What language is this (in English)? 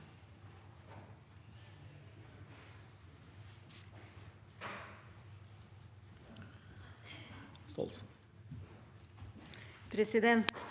Norwegian